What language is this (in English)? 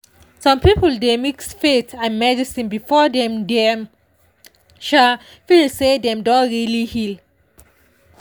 Nigerian Pidgin